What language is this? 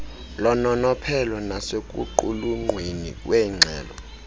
Xhosa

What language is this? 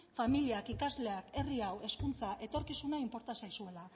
Basque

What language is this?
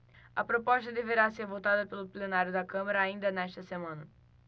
Portuguese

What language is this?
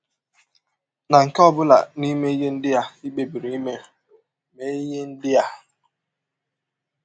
Igbo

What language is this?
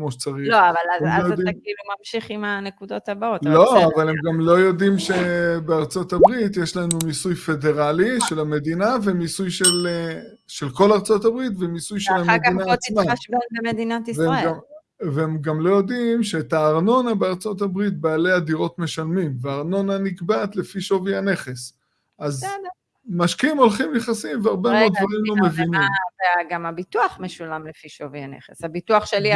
Hebrew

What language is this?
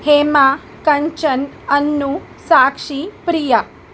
Sindhi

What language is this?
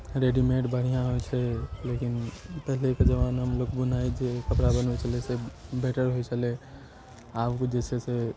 Maithili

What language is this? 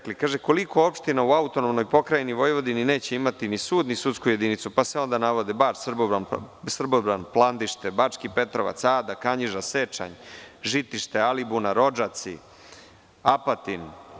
Serbian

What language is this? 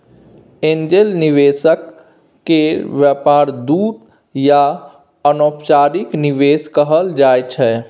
Maithili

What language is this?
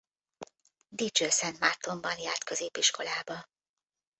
Hungarian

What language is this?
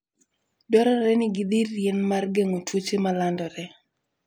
Luo (Kenya and Tanzania)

